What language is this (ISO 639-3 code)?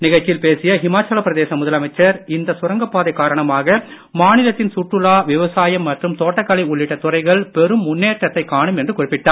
tam